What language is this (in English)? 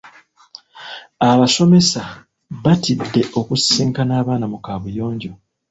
Ganda